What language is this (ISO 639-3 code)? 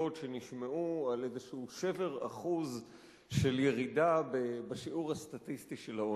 heb